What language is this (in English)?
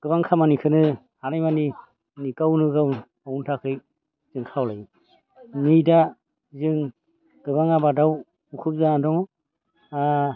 Bodo